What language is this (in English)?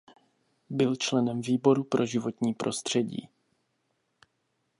Czech